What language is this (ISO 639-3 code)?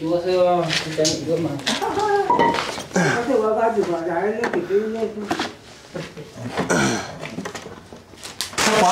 vie